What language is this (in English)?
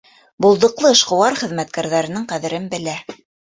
Bashkir